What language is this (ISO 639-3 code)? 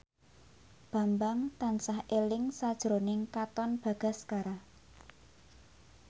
jav